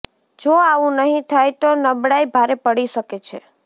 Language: Gujarati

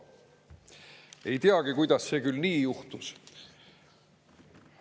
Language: Estonian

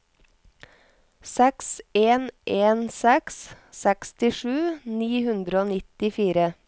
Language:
Norwegian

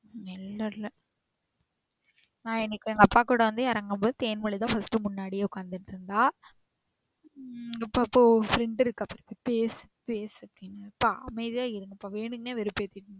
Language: Tamil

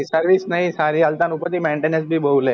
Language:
Gujarati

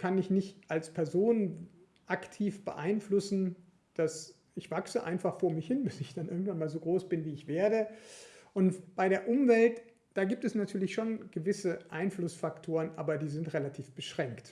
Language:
German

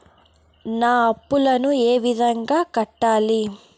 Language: Telugu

